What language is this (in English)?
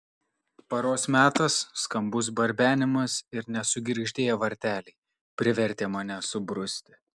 Lithuanian